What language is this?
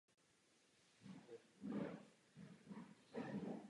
Czech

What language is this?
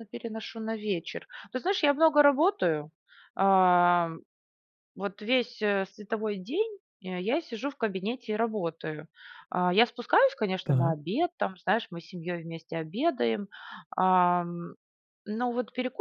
Russian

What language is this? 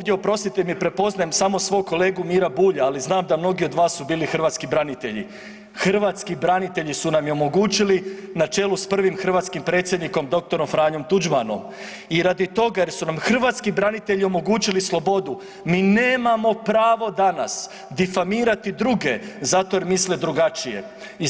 Croatian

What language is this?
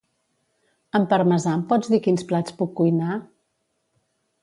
Catalan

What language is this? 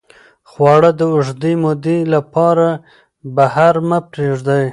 Pashto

